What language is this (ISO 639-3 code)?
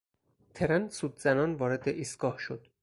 fas